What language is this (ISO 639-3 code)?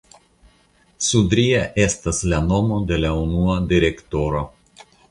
epo